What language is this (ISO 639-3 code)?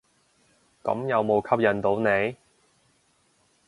yue